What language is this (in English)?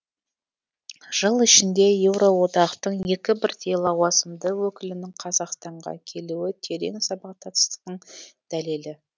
Kazakh